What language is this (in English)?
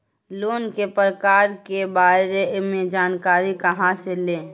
Magahi